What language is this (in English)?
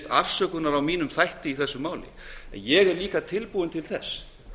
Icelandic